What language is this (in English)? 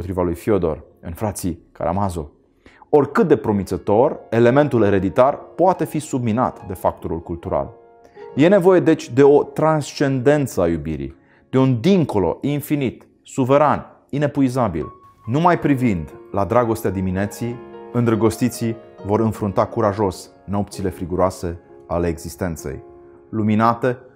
Romanian